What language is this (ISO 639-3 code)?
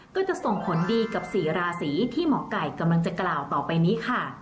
tha